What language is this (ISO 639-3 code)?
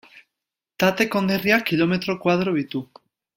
eus